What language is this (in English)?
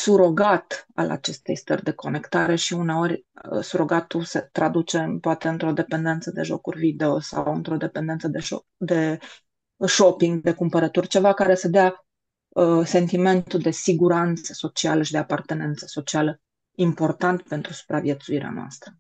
Romanian